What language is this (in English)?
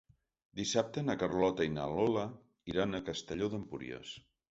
Catalan